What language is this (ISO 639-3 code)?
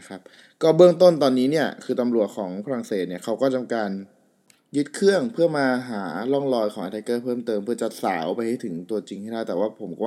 tha